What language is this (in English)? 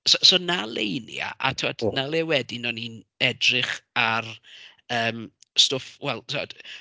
Welsh